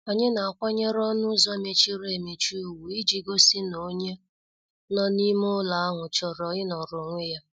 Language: Igbo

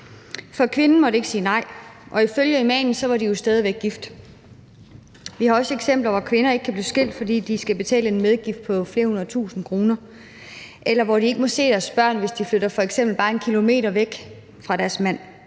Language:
Danish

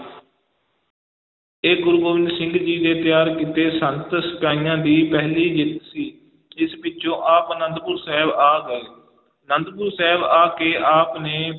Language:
Punjabi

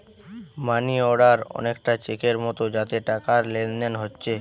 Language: Bangla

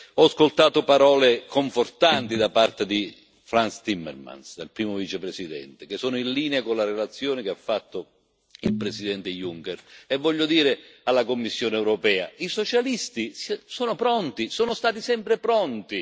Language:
Italian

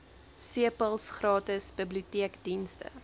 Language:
Afrikaans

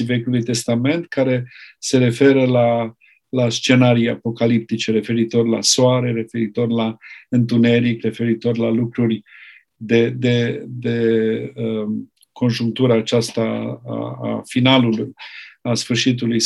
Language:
Romanian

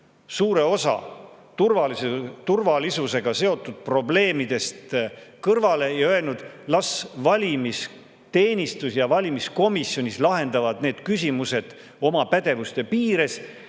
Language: Estonian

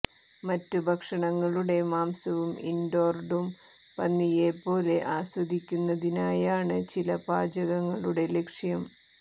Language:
Malayalam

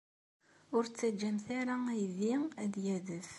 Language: Kabyle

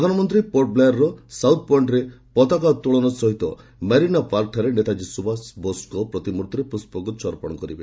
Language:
Odia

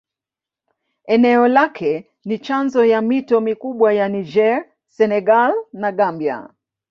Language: Swahili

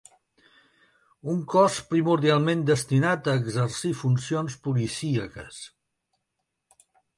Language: Catalan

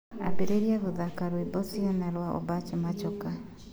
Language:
Kikuyu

